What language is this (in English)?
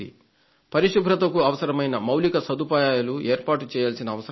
Telugu